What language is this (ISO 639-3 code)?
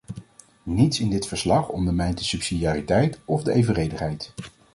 nld